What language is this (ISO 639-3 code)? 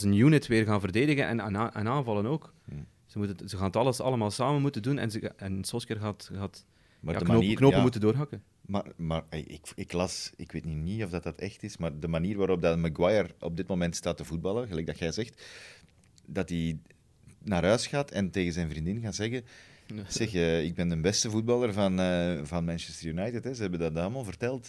nld